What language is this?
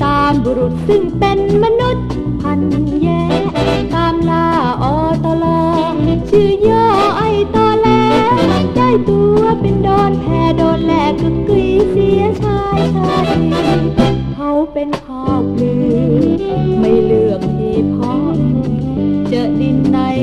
Thai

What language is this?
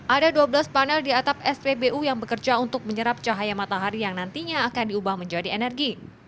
Indonesian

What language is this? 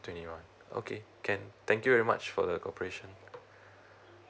English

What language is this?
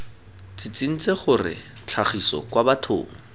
Tswana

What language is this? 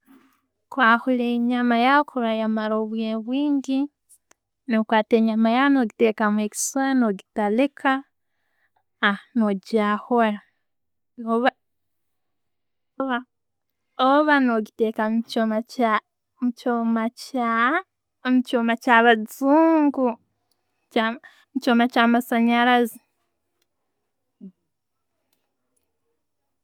Tooro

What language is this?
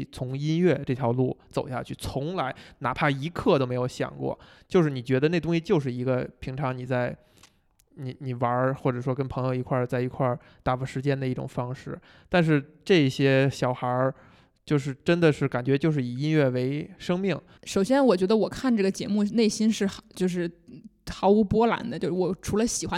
Chinese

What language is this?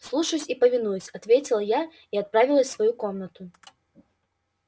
Russian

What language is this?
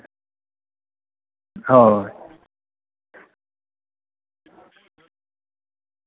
Santali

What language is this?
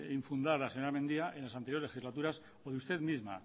Spanish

